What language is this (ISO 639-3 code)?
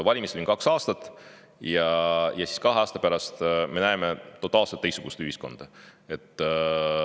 est